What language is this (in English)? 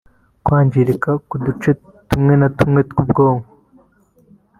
Kinyarwanda